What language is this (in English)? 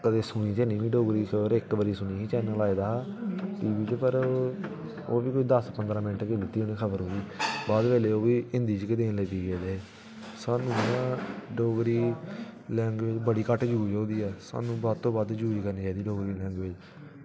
Dogri